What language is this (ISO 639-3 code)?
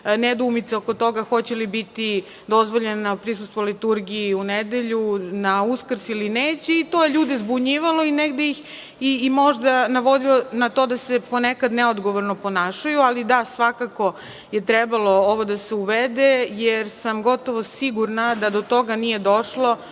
srp